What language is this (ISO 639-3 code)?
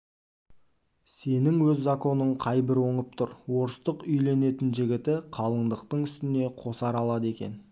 kaz